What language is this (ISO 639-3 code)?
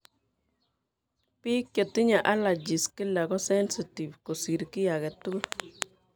kln